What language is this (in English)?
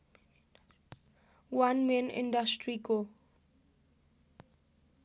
Nepali